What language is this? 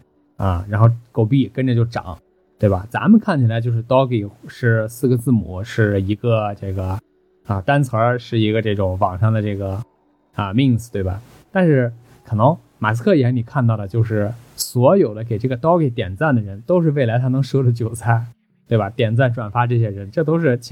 Chinese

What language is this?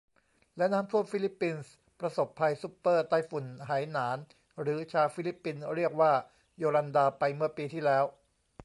Thai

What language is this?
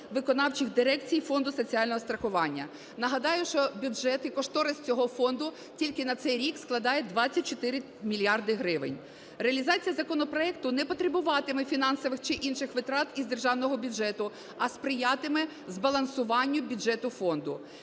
Ukrainian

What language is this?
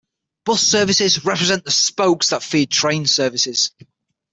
English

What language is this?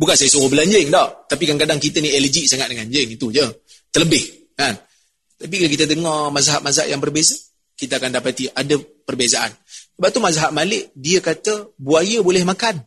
Malay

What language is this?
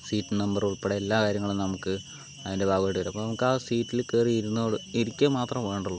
Malayalam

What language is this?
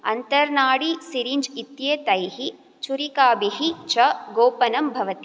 Sanskrit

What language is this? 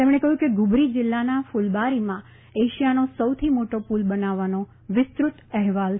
Gujarati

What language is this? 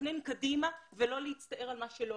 Hebrew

